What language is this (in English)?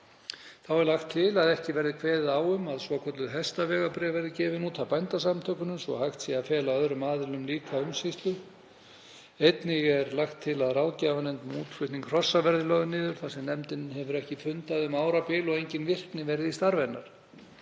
Icelandic